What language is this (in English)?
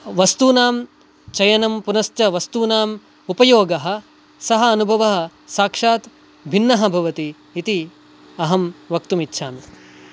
Sanskrit